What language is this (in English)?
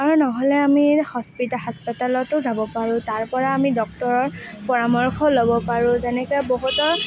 Assamese